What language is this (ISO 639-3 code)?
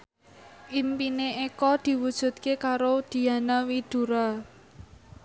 jav